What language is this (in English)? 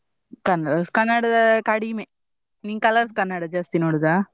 Kannada